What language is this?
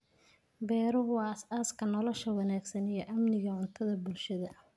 Somali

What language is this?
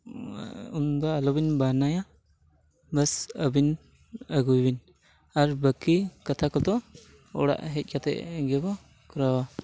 Santali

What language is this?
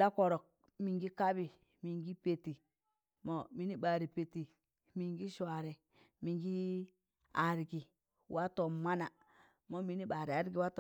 Tangale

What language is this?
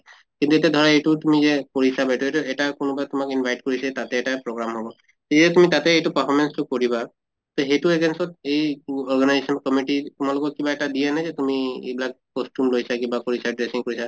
Assamese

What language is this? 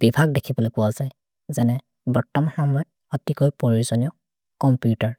Maria (India)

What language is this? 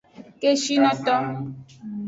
Aja (Benin)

